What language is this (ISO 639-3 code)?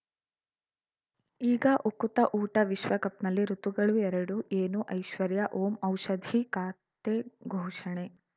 kan